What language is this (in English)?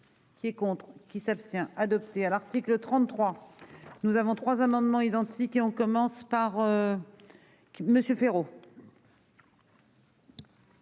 French